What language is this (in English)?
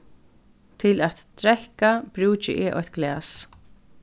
Faroese